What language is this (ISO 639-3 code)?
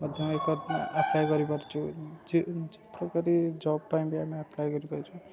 ori